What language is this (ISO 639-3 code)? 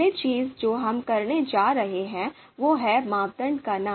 hin